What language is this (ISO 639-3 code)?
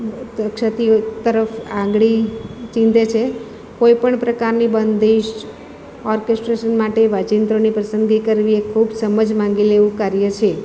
guj